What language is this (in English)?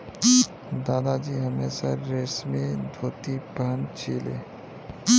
Magahi